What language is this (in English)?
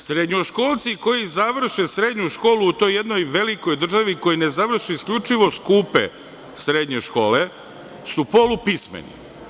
Serbian